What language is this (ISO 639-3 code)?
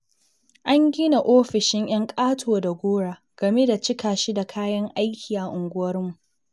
hau